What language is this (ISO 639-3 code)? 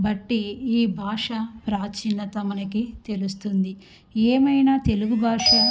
tel